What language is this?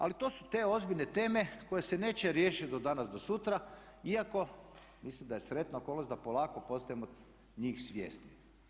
Croatian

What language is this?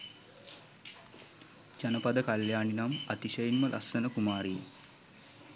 Sinhala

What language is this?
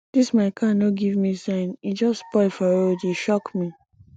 Nigerian Pidgin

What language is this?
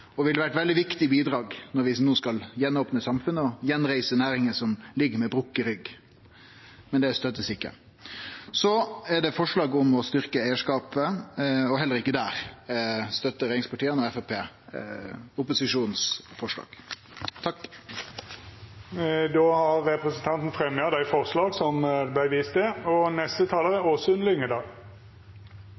Norwegian Nynorsk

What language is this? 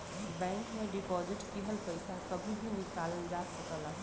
Bhojpuri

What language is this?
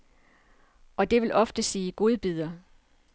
Danish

